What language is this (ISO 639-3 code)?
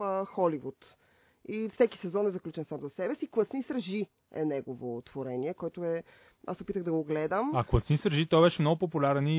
bul